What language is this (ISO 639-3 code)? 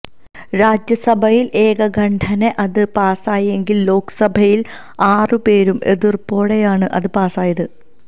mal